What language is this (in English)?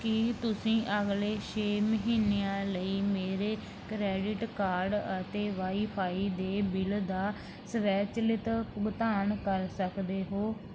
Punjabi